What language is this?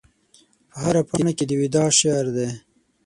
Pashto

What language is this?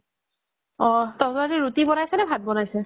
Assamese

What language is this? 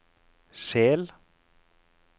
Norwegian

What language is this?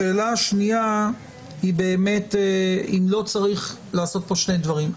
Hebrew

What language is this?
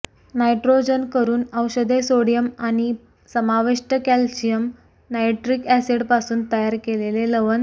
Marathi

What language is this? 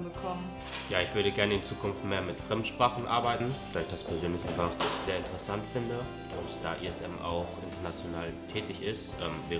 German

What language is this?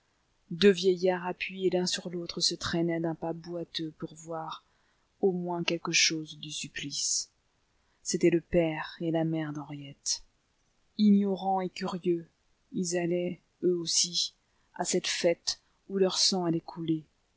French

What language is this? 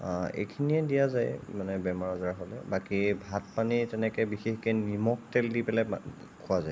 Assamese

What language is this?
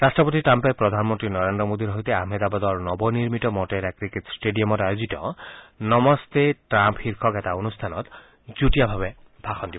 Assamese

